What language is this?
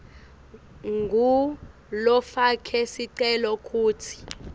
Swati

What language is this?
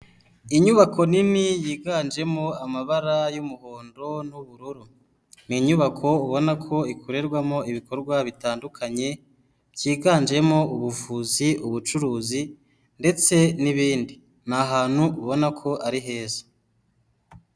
Kinyarwanda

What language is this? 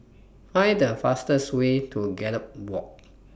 English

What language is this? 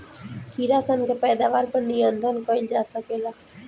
Bhojpuri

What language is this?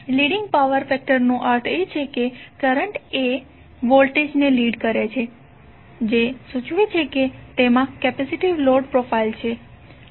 Gujarati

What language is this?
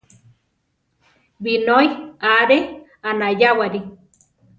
Central Tarahumara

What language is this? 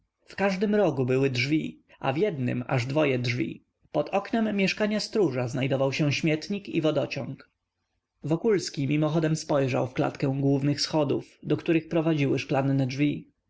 Polish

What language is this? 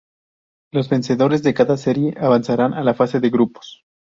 Spanish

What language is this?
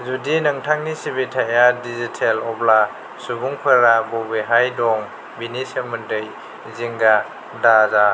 Bodo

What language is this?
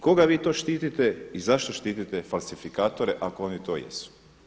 Croatian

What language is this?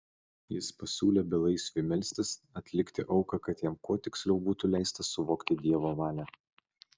Lithuanian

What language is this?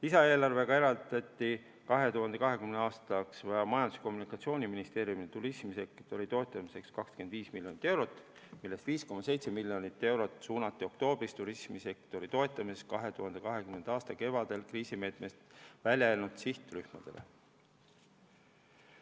Estonian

